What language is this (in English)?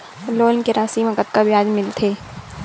Chhattisgarhi